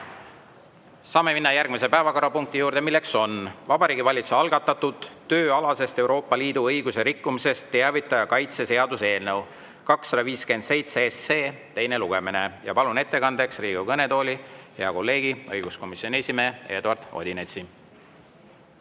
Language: Estonian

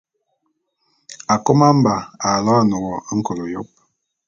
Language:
Bulu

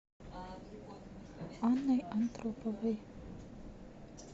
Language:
Russian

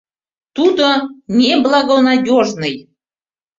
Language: Mari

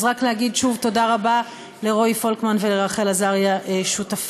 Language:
Hebrew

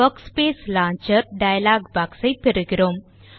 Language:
Tamil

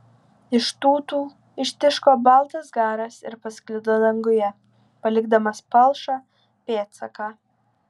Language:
Lithuanian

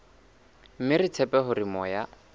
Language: Southern Sotho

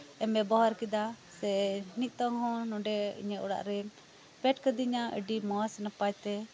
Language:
Santali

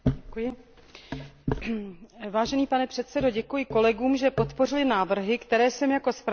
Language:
Czech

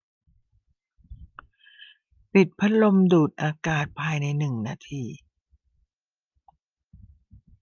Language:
Thai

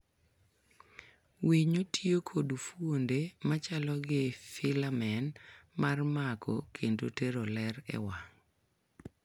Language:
Luo (Kenya and Tanzania)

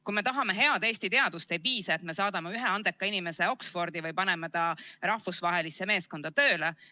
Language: Estonian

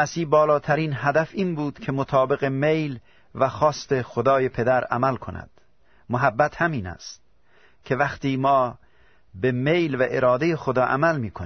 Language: Persian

